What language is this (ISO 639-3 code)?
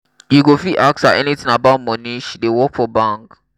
pcm